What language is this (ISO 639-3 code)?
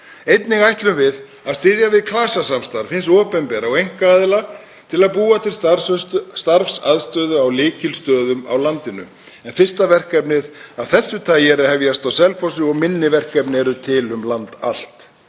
isl